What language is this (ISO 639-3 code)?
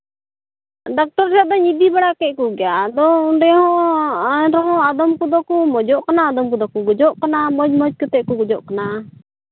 sat